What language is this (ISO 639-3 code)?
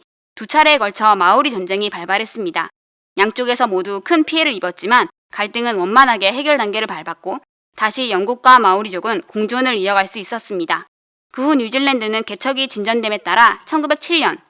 kor